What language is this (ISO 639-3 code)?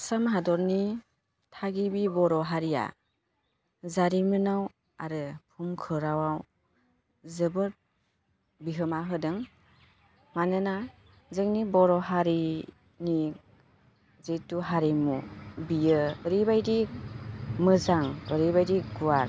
brx